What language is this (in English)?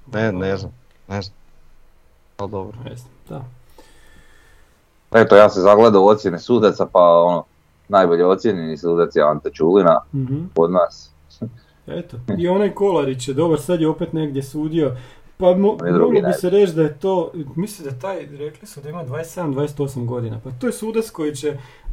Croatian